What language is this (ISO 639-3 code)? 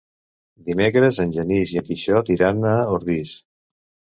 cat